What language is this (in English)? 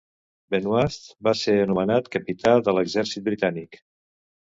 Catalan